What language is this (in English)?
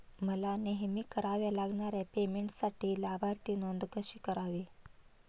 Marathi